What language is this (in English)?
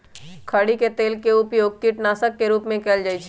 Magahi